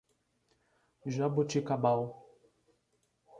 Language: Portuguese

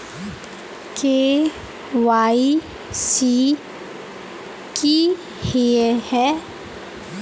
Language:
Magahi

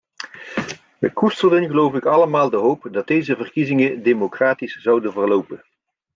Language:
Dutch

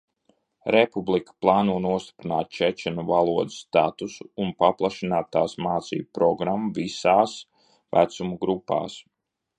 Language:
Latvian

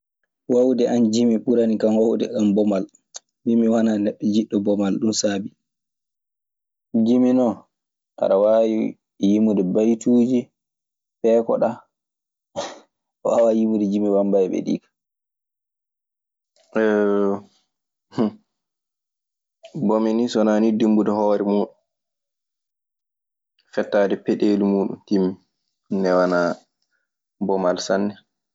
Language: Maasina Fulfulde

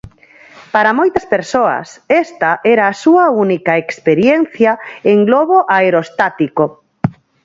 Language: Galician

